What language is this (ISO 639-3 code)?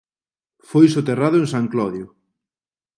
glg